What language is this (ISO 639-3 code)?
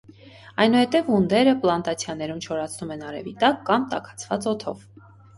hye